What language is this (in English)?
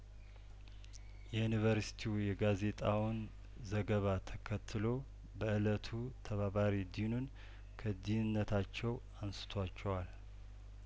Amharic